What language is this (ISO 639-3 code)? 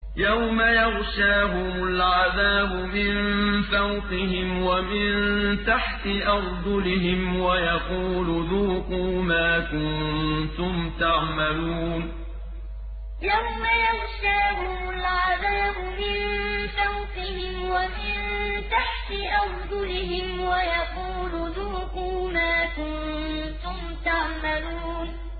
ara